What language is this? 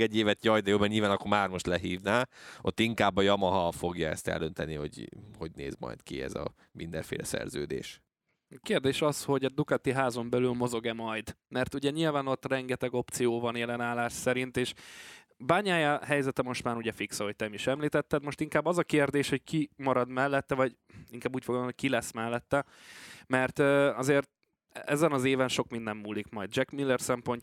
Hungarian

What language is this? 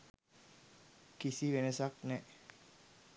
Sinhala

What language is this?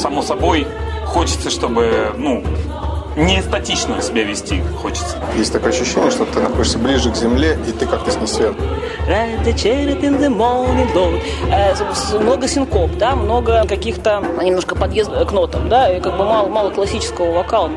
Russian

